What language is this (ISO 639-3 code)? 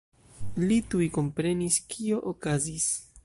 epo